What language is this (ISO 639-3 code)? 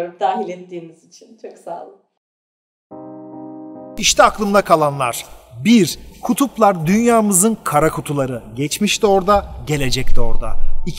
tur